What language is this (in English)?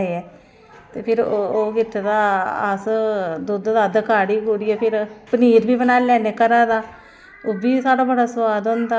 Dogri